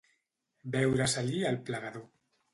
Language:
Catalan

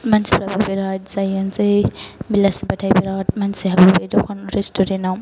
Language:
Bodo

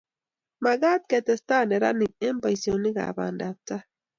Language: Kalenjin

